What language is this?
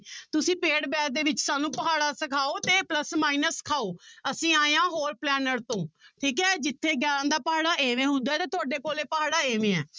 Punjabi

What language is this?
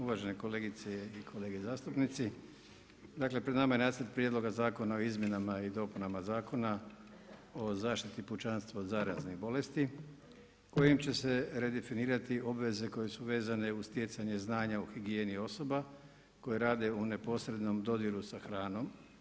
Croatian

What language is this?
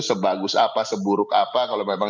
Indonesian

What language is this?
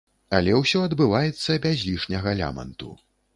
Belarusian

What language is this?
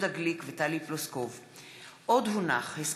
Hebrew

